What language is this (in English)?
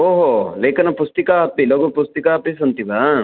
Sanskrit